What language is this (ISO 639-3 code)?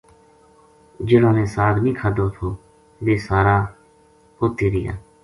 gju